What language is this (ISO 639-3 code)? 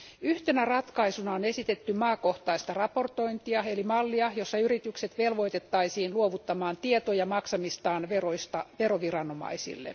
fin